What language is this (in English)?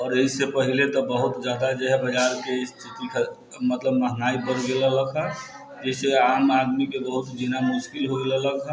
Maithili